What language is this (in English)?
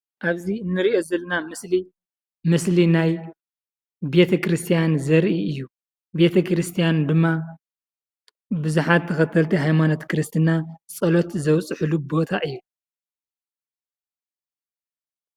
Tigrinya